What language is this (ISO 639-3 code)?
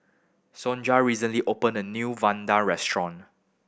eng